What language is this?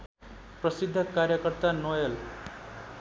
Nepali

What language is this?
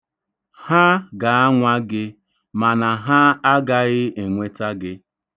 Igbo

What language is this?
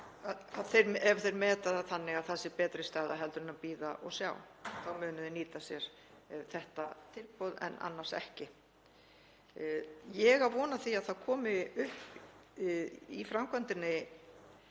Icelandic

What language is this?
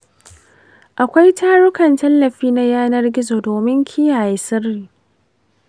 Hausa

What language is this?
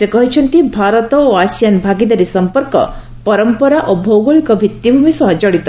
Odia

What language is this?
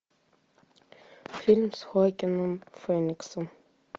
Russian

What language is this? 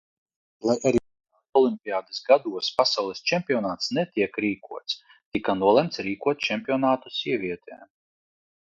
Latvian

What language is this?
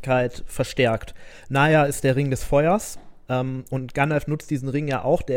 German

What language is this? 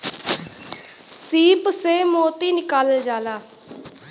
Bhojpuri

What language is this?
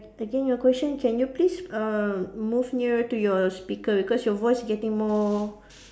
English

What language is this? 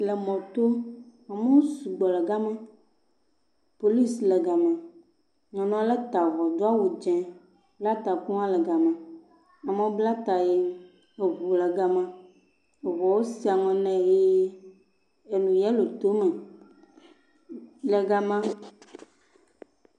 Ewe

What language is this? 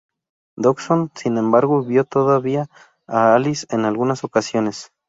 Spanish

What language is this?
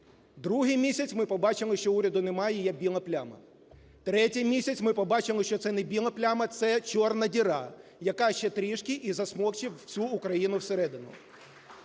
Ukrainian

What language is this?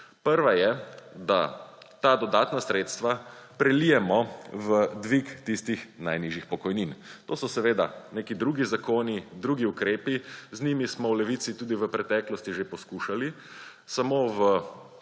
Slovenian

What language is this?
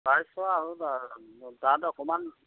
Assamese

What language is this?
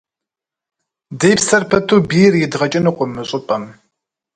Kabardian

